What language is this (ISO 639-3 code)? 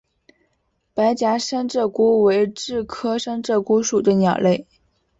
zho